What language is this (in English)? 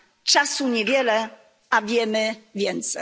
Polish